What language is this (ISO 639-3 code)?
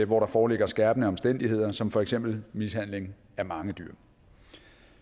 dan